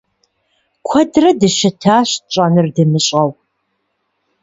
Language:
Kabardian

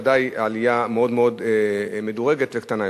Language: Hebrew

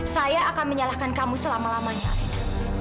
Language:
Indonesian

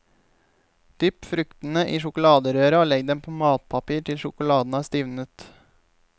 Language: Norwegian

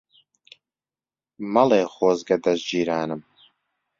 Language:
Central Kurdish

